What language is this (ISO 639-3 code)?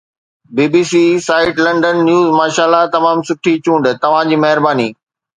snd